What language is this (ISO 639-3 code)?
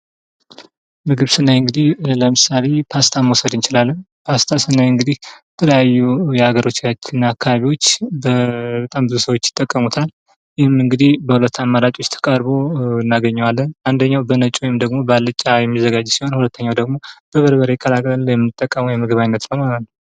amh